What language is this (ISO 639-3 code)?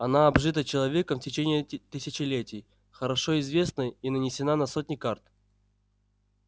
rus